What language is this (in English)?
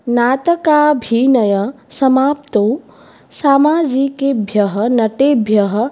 Sanskrit